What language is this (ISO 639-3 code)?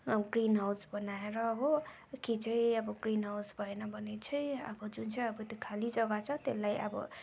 nep